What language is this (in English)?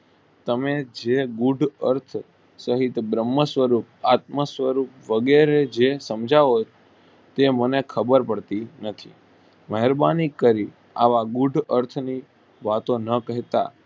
Gujarati